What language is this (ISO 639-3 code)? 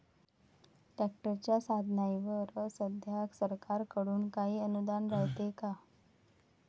mar